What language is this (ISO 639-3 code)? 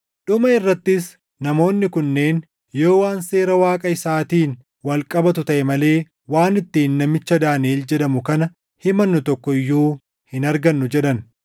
orm